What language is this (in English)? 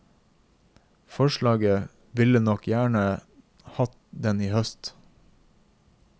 Norwegian